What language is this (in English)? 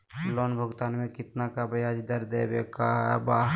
Magahi